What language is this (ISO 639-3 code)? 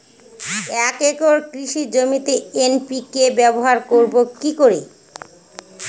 ben